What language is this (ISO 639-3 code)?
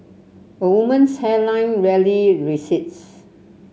eng